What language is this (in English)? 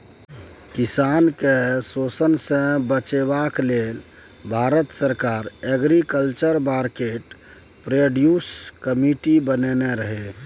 Maithili